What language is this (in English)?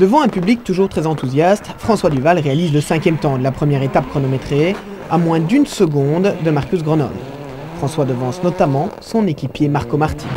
French